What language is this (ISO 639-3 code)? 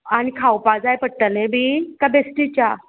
kok